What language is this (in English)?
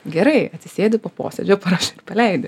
Lithuanian